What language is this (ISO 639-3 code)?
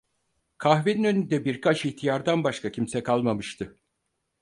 tur